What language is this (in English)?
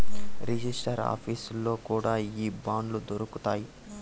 Telugu